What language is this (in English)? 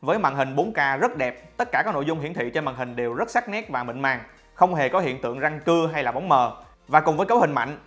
Vietnamese